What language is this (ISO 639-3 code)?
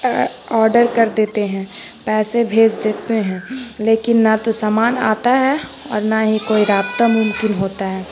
urd